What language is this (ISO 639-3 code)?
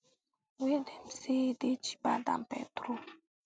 pcm